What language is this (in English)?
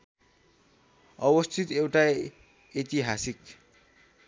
Nepali